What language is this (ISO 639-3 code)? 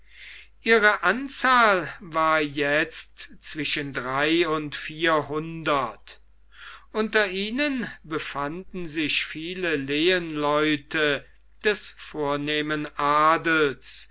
deu